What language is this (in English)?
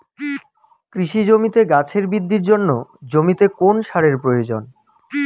Bangla